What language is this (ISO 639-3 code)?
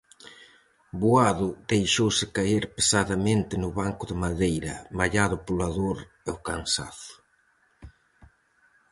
glg